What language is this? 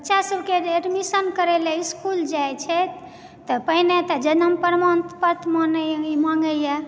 Maithili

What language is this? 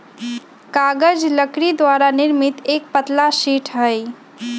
Magahi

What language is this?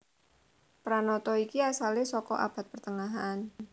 Javanese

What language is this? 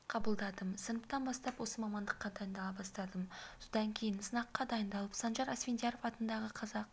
Kazakh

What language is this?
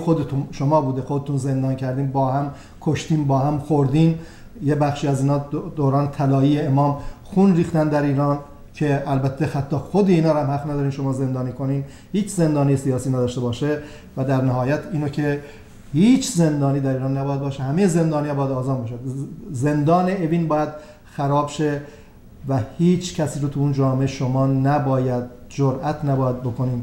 Persian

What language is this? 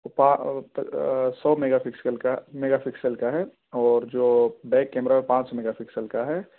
Urdu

